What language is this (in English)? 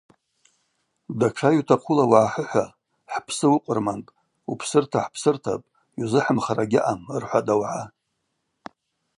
Abaza